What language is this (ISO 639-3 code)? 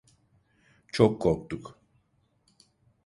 tur